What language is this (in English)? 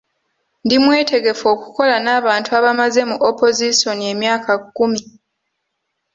Ganda